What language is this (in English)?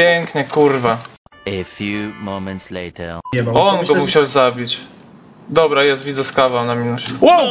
Polish